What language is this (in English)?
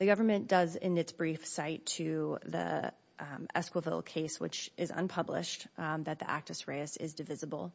English